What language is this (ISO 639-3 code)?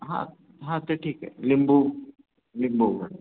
mar